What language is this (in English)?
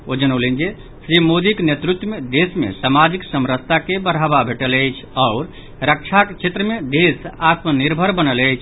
Maithili